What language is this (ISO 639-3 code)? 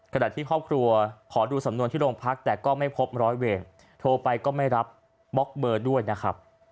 tha